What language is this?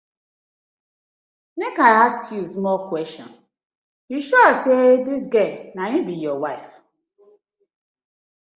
Nigerian Pidgin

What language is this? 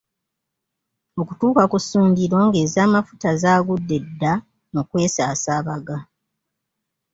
Ganda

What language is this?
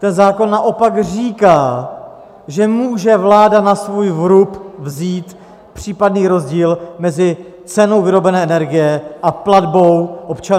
Czech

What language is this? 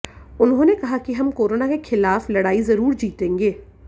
Hindi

